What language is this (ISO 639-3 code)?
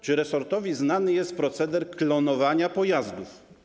pol